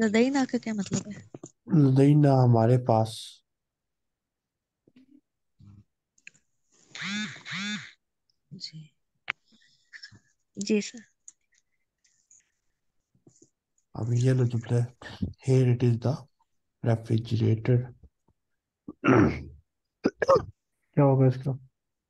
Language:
Arabic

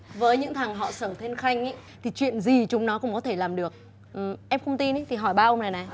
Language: Vietnamese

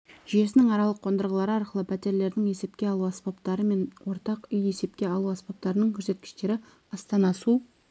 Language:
Kazakh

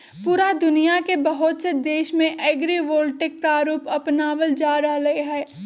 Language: Magahi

